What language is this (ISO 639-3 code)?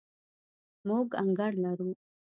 pus